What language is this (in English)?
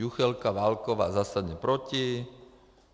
Czech